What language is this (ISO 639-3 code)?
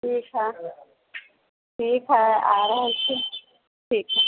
mai